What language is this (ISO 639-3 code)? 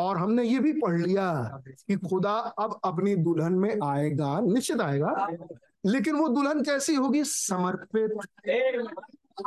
hin